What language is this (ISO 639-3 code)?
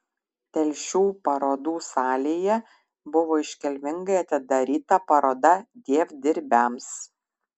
lit